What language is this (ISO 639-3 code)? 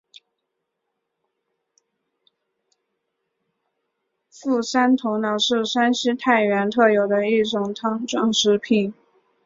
zho